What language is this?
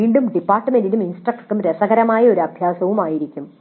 Malayalam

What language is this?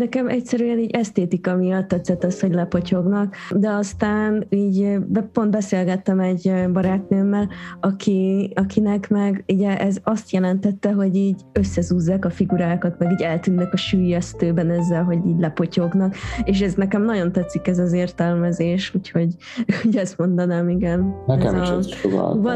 Hungarian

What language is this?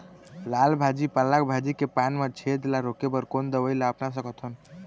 Chhattisgarhi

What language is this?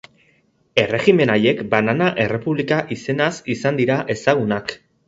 Basque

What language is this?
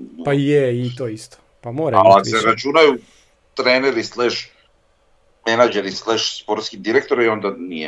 Croatian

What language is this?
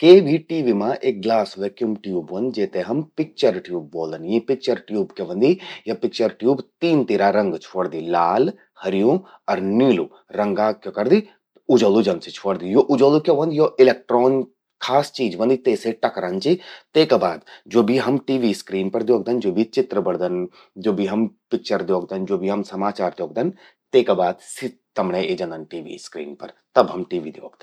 Garhwali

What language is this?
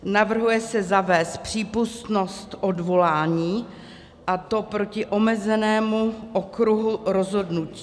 Czech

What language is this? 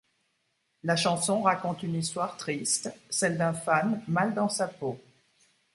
French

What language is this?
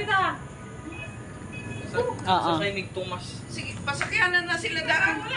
Filipino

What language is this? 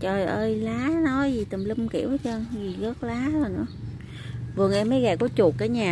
Vietnamese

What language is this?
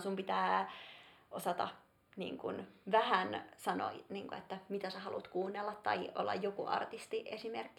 Finnish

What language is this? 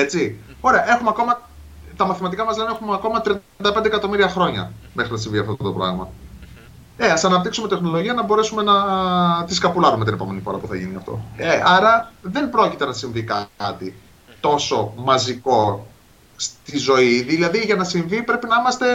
Greek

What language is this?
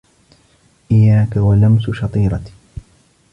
Arabic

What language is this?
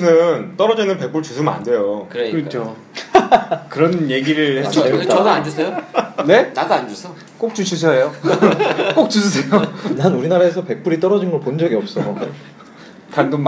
Korean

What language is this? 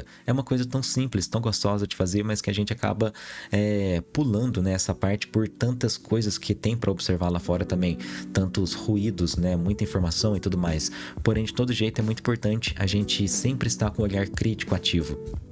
Portuguese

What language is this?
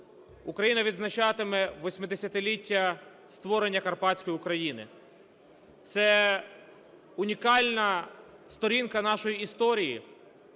Ukrainian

